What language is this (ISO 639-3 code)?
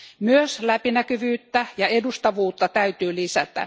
fin